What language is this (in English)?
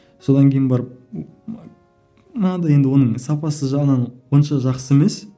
Kazakh